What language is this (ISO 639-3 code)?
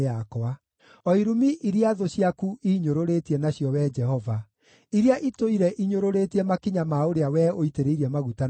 kik